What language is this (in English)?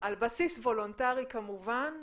Hebrew